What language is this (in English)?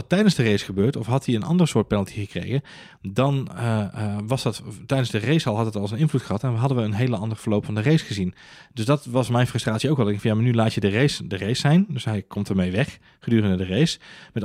Dutch